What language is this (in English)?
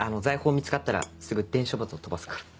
Japanese